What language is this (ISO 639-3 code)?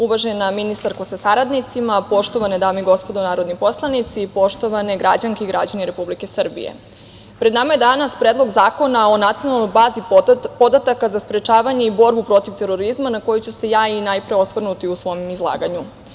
srp